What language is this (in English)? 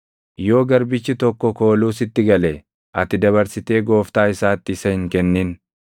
Oromo